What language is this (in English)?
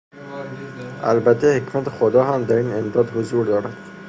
Persian